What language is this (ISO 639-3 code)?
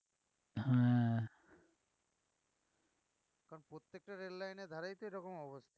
ben